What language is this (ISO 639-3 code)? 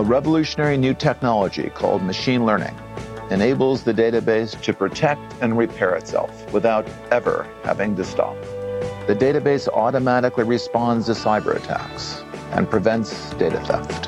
bul